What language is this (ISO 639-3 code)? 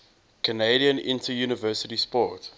eng